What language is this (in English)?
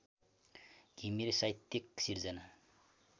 Nepali